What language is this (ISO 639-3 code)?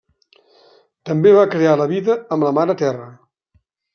cat